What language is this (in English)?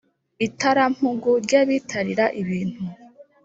Kinyarwanda